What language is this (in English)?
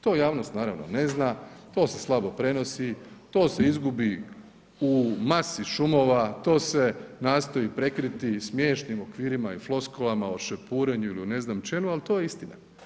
Croatian